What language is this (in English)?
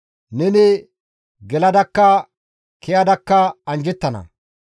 Gamo